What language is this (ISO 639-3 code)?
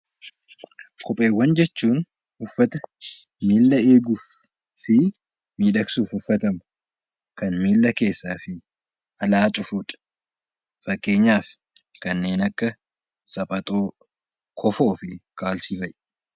orm